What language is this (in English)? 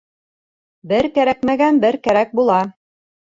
Bashkir